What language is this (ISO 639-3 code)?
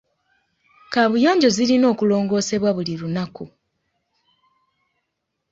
lug